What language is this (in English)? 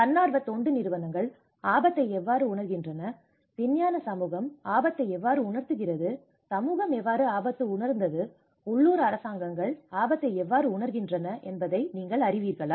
Tamil